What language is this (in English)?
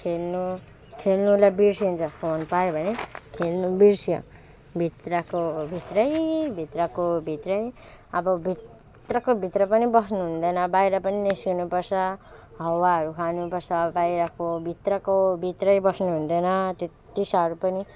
Nepali